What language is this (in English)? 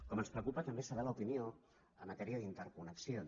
Catalan